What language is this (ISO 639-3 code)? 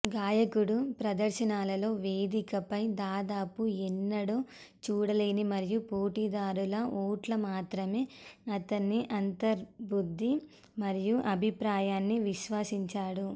tel